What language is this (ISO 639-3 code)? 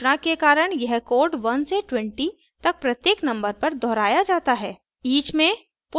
hin